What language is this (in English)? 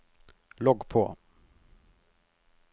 Norwegian